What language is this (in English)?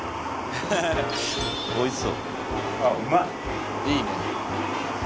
Japanese